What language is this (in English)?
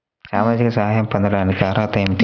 Telugu